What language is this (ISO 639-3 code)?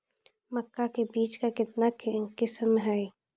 mai